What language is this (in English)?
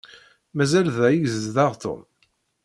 Kabyle